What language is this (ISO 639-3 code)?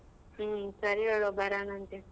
kan